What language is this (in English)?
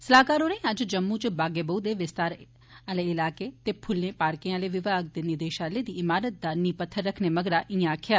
Dogri